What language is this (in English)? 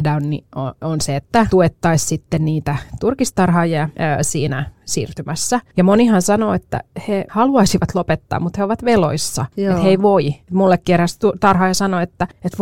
Finnish